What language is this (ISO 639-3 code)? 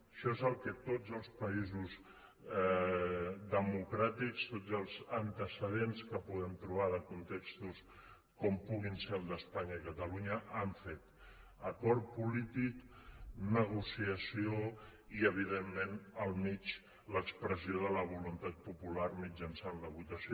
cat